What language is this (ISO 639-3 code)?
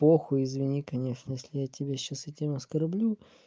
rus